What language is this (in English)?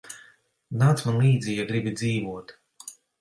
Latvian